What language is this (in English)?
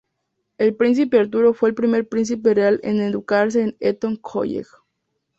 Spanish